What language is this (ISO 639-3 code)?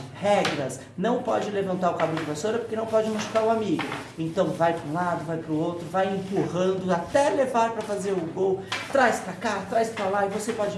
por